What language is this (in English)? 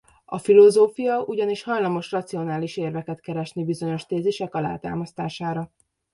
Hungarian